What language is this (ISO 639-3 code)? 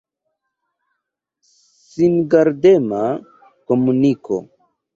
epo